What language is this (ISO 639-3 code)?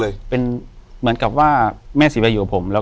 tha